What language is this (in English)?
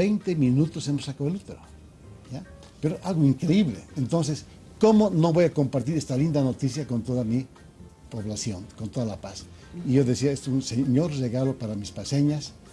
Spanish